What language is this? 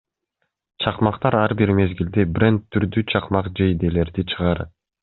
Kyrgyz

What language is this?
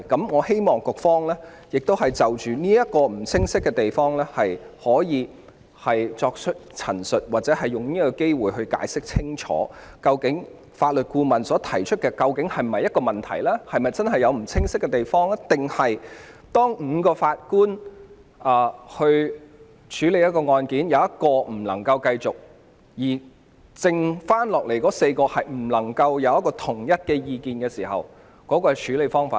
Cantonese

